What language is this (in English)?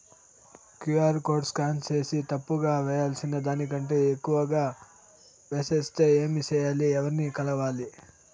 Telugu